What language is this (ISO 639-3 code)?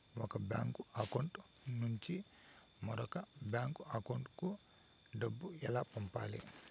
tel